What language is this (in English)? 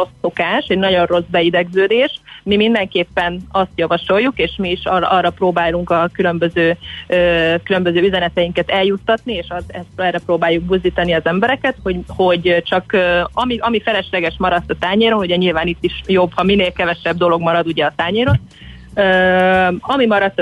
Hungarian